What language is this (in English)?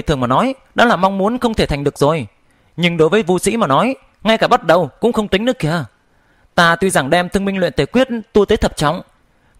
Vietnamese